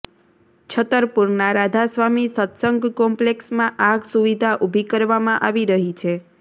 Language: Gujarati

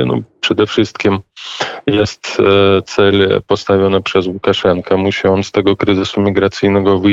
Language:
Polish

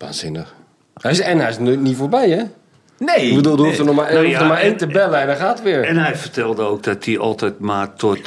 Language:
Dutch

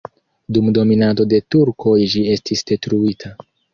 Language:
Esperanto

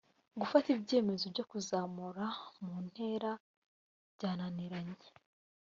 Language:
Kinyarwanda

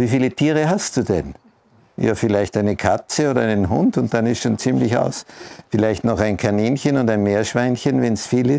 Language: German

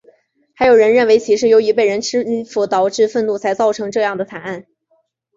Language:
Chinese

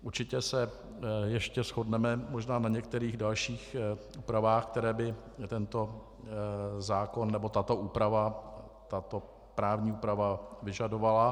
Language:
Czech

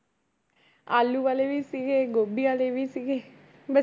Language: Punjabi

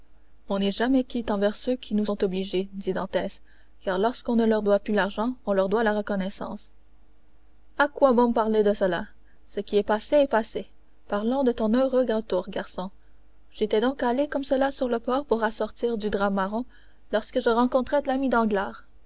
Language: French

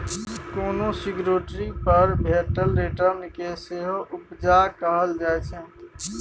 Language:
Maithili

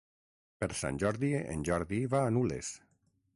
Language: Catalan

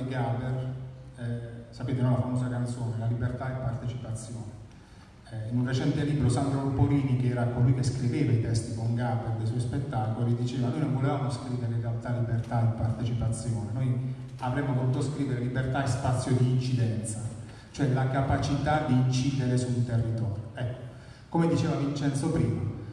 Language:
Italian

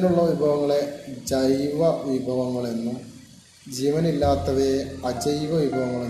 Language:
Malayalam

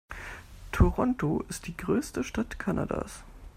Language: German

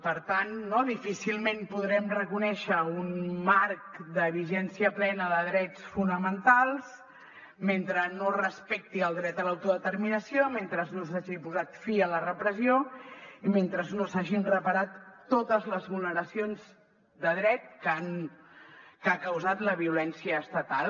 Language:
Catalan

